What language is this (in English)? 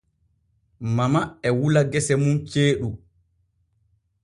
Borgu Fulfulde